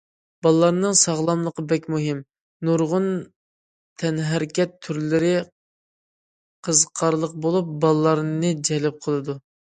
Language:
Uyghur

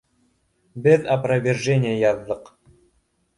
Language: Bashkir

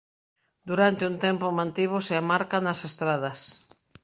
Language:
Galician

